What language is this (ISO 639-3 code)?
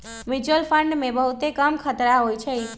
mag